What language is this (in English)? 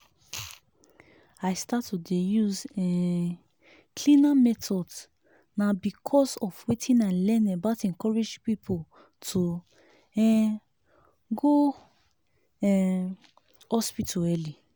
Nigerian Pidgin